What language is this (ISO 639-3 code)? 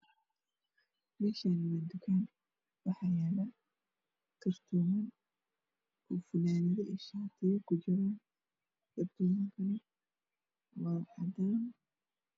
som